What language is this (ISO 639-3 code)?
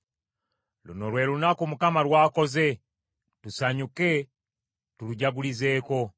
lug